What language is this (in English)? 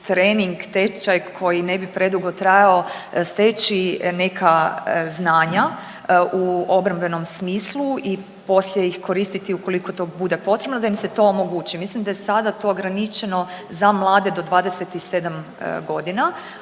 Croatian